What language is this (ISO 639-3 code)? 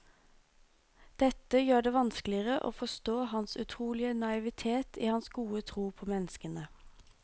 nor